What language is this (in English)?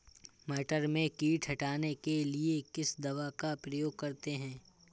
Hindi